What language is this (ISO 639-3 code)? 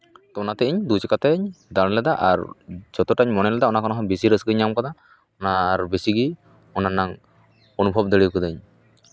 sat